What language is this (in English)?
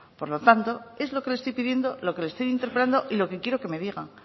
Spanish